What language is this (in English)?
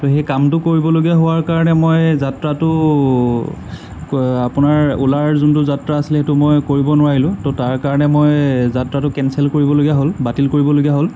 Assamese